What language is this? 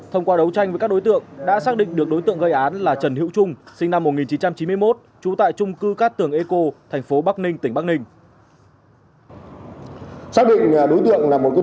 Vietnamese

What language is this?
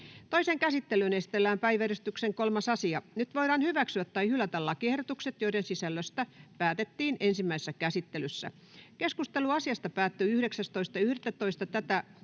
Finnish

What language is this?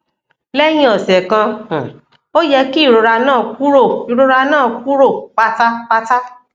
Yoruba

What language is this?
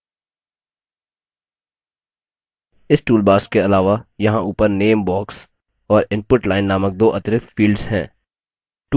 Hindi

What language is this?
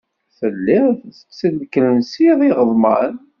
Kabyle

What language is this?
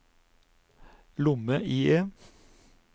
Norwegian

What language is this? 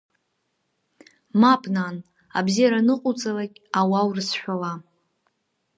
Abkhazian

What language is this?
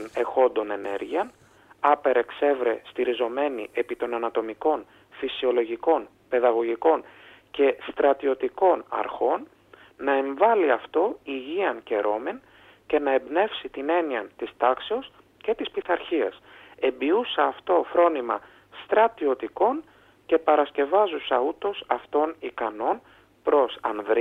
Greek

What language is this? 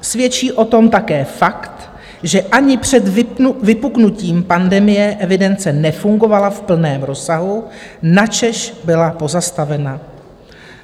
Czech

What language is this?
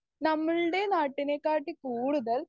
Malayalam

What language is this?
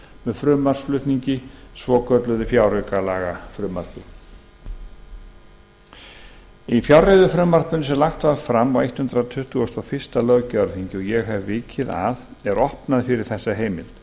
Icelandic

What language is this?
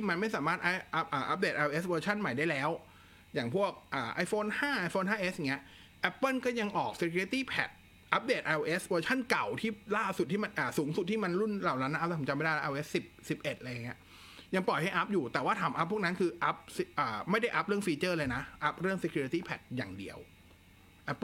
Thai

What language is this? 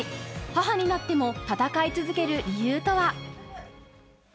Japanese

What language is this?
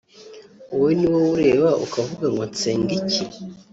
Kinyarwanda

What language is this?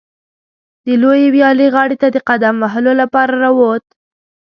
Pashto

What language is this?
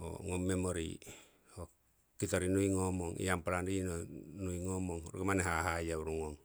Siwai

